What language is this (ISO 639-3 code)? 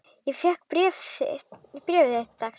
isl